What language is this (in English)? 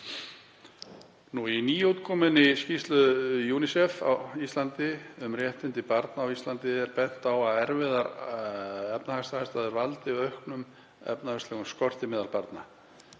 Icelandic